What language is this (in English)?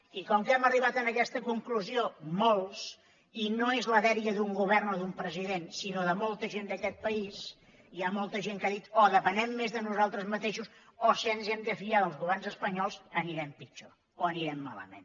Catalan